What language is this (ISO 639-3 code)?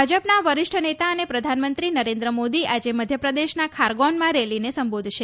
guj